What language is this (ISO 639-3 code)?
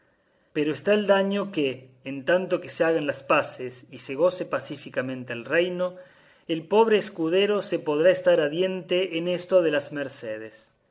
spa